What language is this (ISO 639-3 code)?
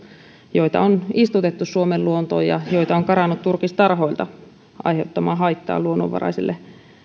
fin